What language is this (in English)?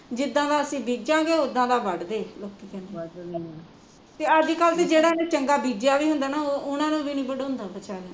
Punjabi